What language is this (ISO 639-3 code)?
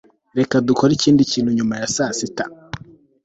kin